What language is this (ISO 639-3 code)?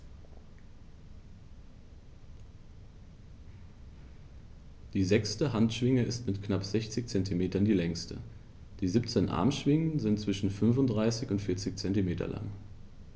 deu